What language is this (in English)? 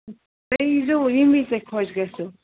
Kashmiri